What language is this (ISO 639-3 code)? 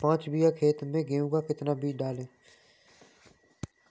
hin